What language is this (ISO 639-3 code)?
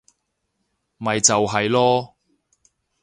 yue